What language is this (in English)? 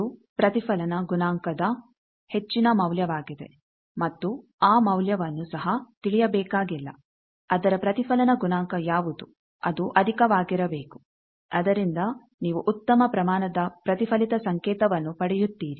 Kannada